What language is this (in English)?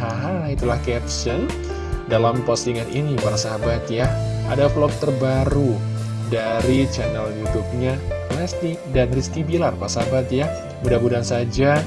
Indonesian